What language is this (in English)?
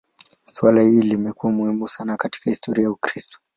Swahili